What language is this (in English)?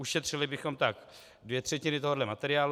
Czech